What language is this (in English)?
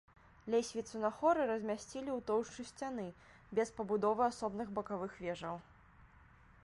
Belarusian